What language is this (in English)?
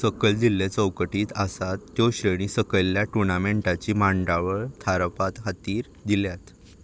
Konkani